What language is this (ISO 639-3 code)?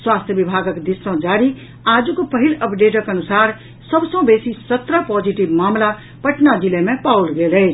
mai